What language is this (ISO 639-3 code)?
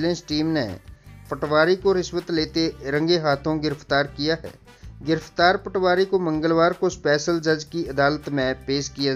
hin